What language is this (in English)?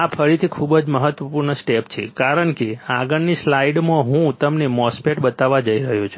Gujarati